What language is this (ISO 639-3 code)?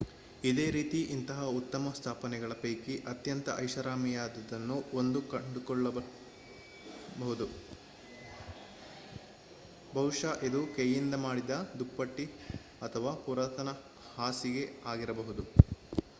kan